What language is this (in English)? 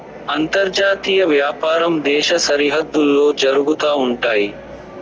Telugu